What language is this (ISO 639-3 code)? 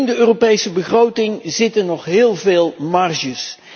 nld